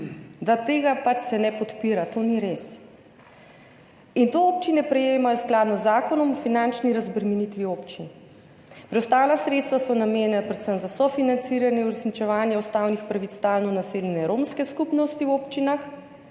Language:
Slovenian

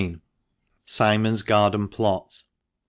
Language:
English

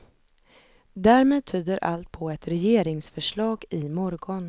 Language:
Swedish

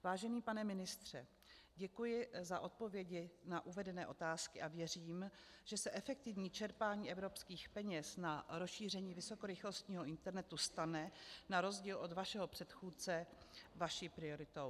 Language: Czech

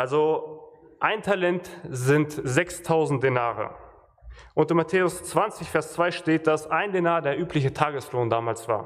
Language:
German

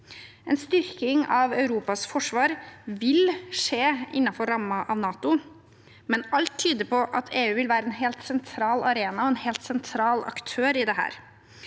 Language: Norwegian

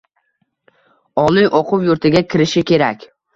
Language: Uzbek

